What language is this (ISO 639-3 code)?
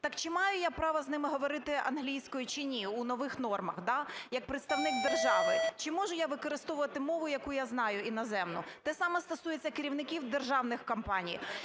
ukr